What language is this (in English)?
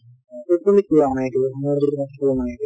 Assamese